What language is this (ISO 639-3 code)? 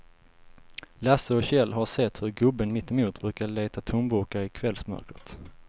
swe